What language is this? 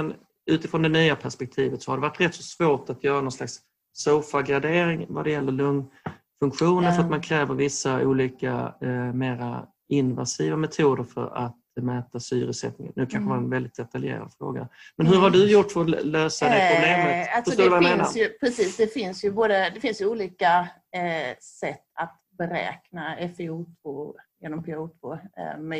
Swedish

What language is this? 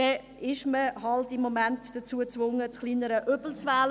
Swiss German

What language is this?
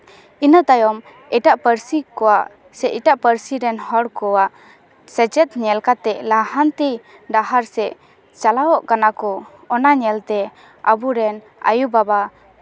Santali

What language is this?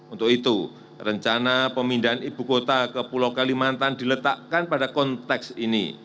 Indonesian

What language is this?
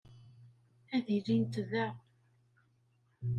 Kabyle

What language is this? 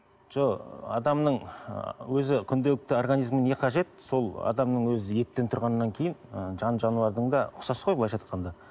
Kazakh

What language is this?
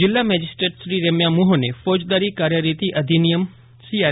Gujarati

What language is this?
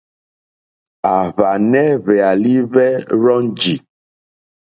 Mokpwe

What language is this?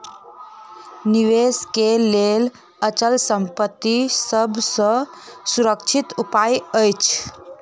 Maithili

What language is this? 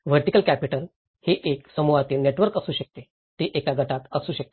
Marathi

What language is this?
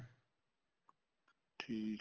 Punjabi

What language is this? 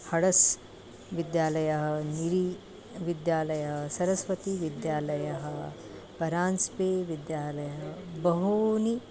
Sanskrit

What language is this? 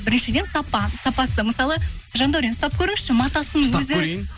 Kazakh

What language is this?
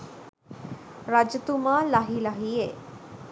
Sinhala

